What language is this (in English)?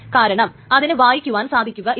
Malayalam